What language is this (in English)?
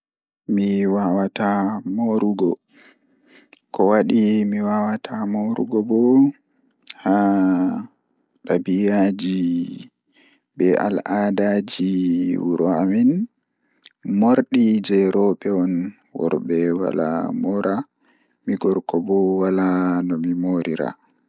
Fula